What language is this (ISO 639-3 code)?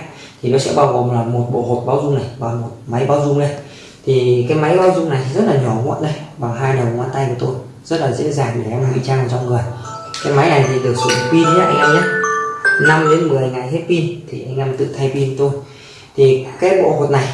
vie